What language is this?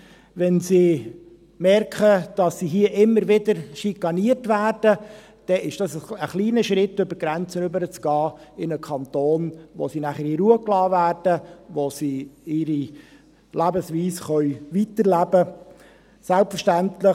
Swiss German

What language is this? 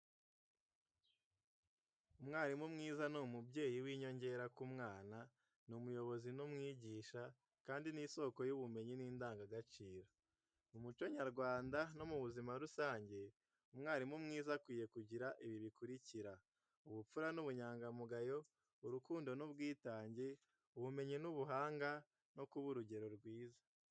Kinyarwanda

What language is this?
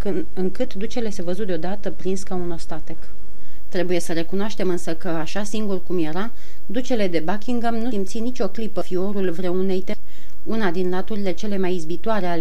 Romanian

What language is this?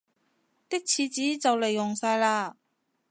Cantonese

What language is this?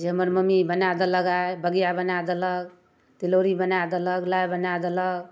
Maithili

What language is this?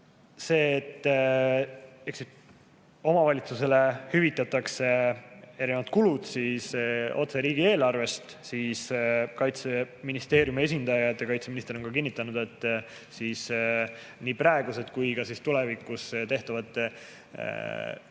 Estonian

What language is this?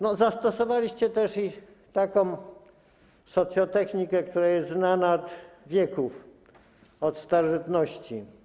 Polish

